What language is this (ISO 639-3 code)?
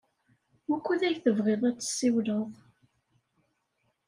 kab